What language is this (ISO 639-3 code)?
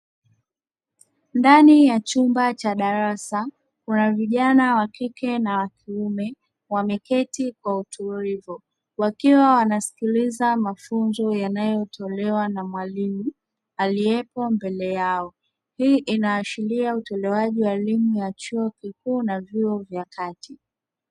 swa